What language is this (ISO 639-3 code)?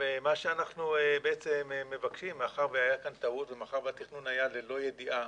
heb